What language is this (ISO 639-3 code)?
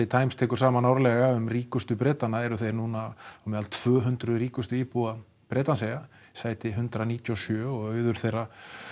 isl